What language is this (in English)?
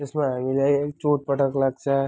Nepali